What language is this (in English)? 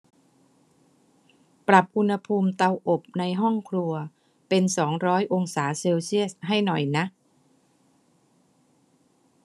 Thai